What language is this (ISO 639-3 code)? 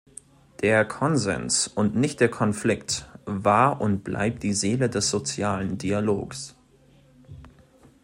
deu